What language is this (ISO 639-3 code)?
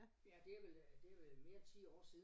dan